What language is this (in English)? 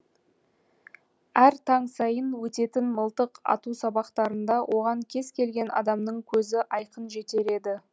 Kazakh